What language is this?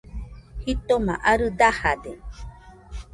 Nüpode Huitoto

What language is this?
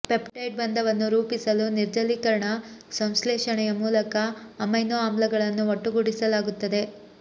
Kannada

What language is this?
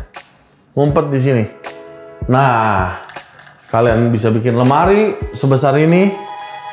Indonesian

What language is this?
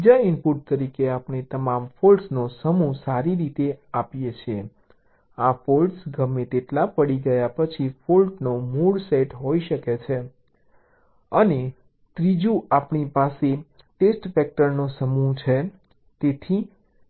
Gujarati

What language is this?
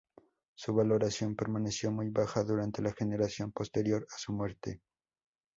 Spanish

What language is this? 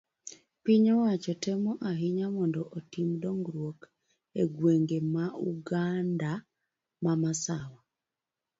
Luo (Kenya and Tanzania)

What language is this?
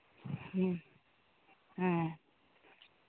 Santali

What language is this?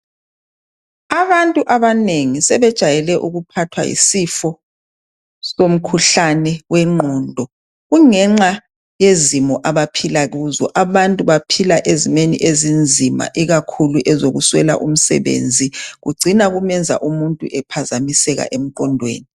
North Ndebele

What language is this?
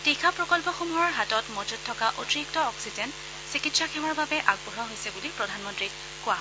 Assamese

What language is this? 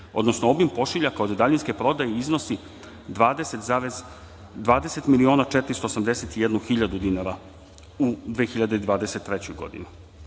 Serbian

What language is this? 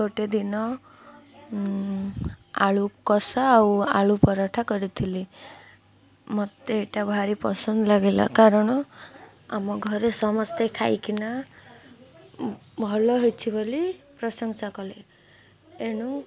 Odia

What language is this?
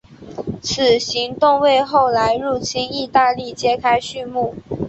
Chinese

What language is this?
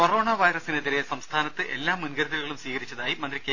Malayalam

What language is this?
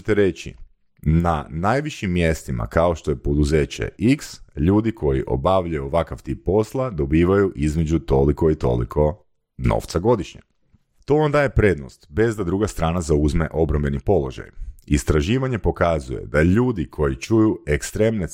Croatian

